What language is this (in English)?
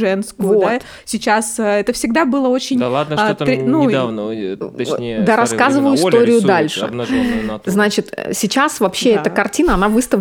Russian